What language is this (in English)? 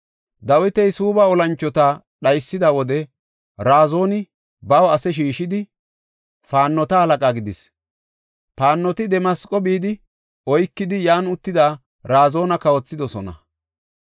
Gofa